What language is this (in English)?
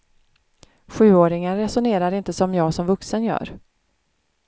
Swedish